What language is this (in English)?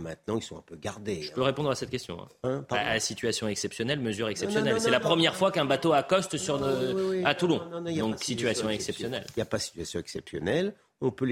French